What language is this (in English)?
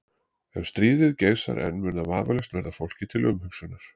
Icelandic